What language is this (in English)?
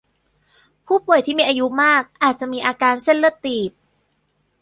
Thai